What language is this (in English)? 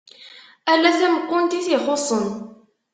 Kabyle